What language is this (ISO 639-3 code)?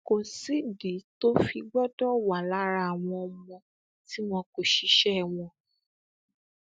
yor